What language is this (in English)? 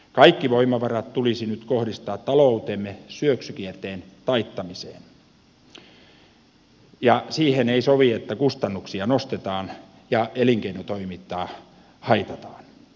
Finnish